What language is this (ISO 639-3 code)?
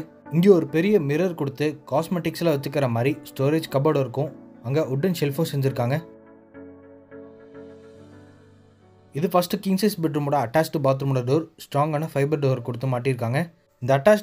tam